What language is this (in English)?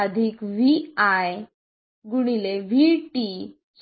Marathi